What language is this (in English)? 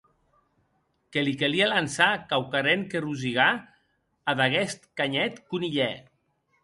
Occitan